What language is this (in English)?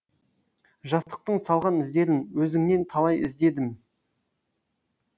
Kazakh